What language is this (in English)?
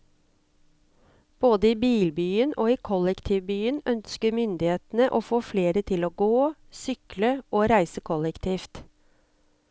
Norwegian